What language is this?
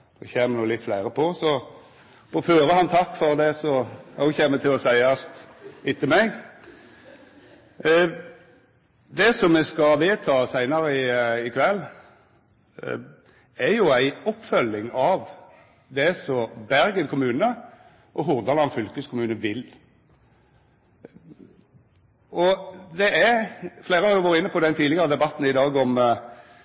Norwegian Nynorsk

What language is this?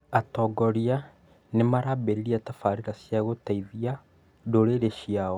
Kikuyu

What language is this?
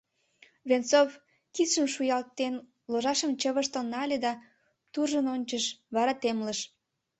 Mari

